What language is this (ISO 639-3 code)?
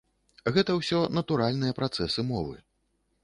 bel